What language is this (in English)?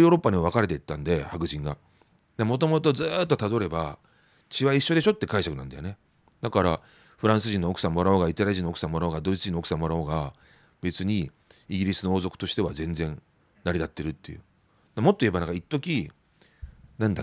Japanese